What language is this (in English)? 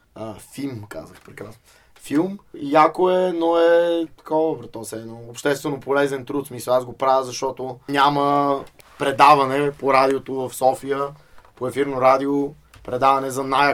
Bulgarian